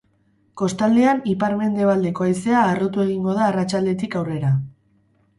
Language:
Basque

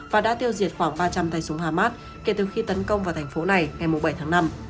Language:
Vietnamese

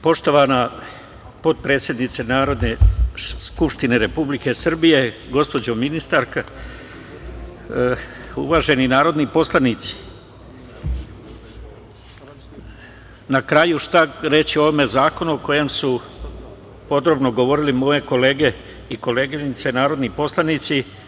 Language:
Serbian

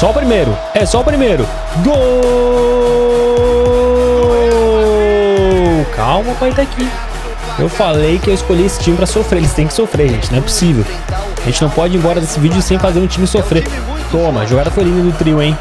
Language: Portuguese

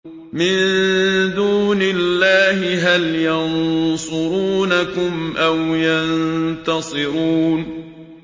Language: Arabic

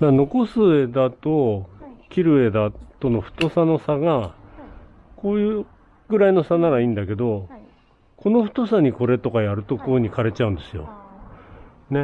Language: Japanese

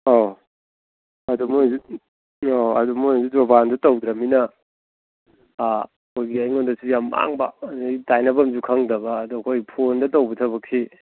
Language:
Manipuri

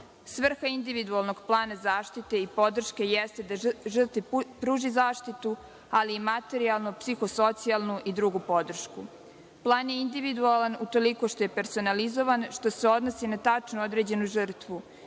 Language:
Serbian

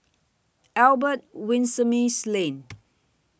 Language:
English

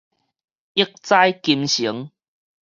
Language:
Min Nan Chinese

